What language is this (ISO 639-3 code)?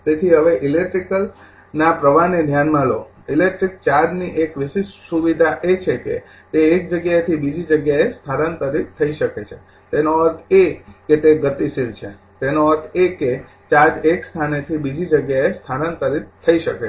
guj